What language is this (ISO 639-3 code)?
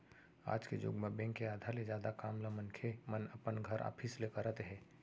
hne